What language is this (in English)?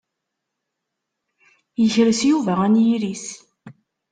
Kabyle